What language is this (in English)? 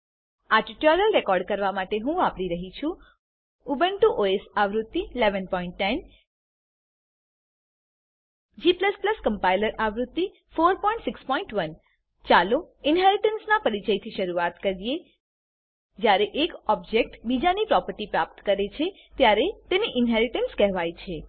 Gujarati